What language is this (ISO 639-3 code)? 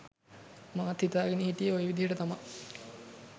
sin